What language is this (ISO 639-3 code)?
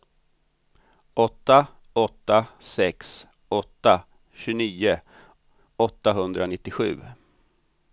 swe